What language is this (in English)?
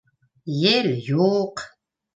Bashkir